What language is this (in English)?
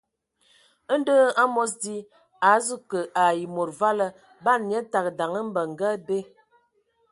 Ewondo